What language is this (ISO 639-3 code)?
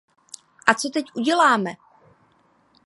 ces